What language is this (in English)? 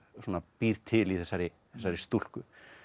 Icelandic